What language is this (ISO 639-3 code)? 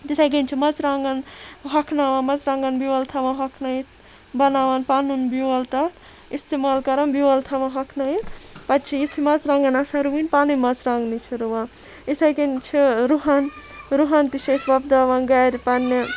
kas